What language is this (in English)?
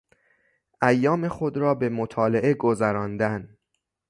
Persian